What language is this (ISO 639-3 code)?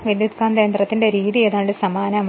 mal